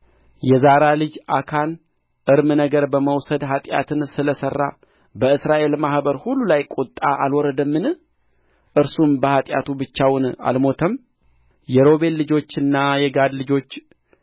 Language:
Amharic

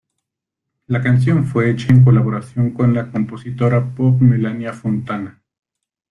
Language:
Spanish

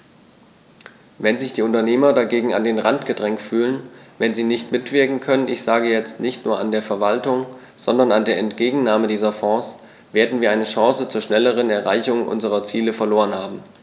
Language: German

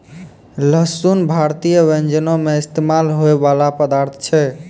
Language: Maithili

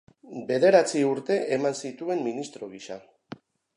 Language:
Basque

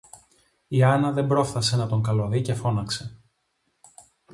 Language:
Greek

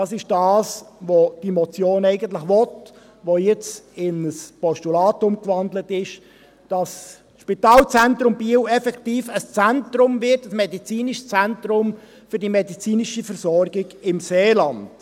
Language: Swiss German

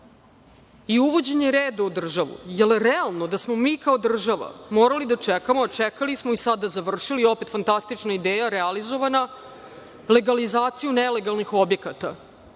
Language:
Serbian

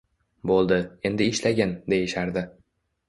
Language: Uzbek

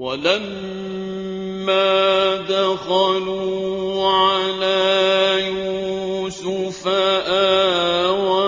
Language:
Arabic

